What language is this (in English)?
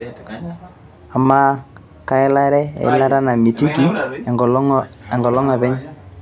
Masai